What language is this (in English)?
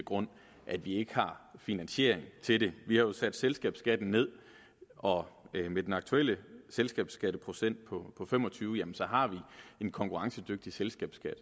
Danish